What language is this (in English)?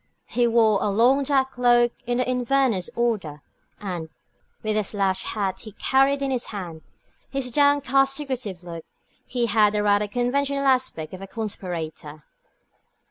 English